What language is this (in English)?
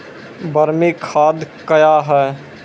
Maithili